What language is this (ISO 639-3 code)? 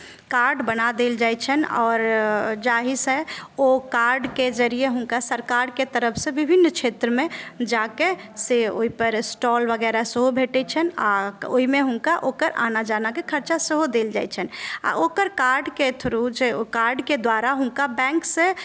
mai